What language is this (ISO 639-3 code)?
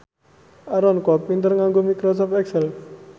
jav